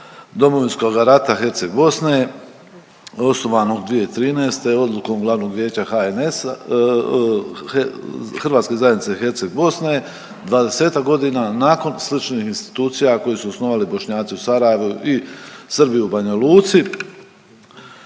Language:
Croatian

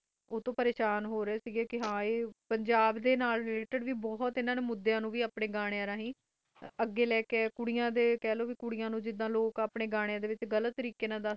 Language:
Punjabi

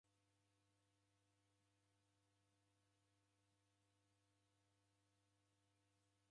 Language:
Taita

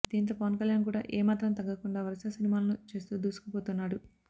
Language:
Telugu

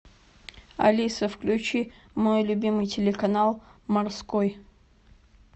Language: Russian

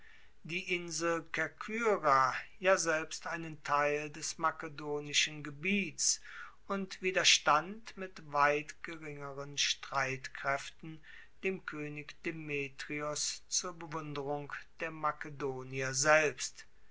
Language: German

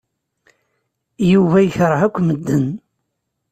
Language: Kabyle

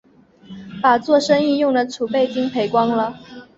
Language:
Chinese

